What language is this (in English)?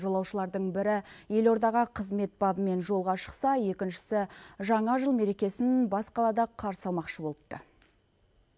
Kazakh